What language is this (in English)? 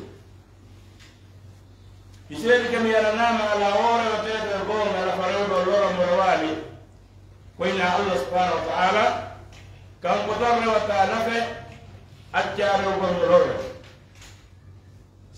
Arabic